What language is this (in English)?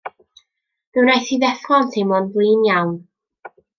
Welsh